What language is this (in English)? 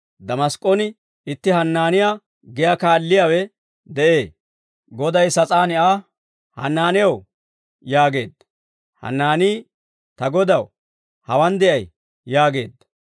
Dawro